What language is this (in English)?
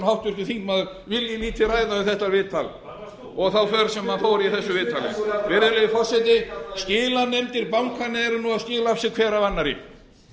Icelandic